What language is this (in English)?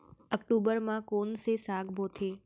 Chhattisgarhi